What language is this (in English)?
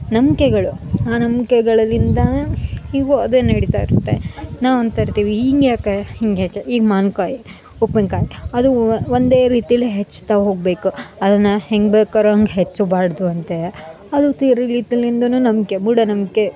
Kannada